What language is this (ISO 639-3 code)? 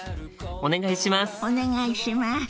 jpn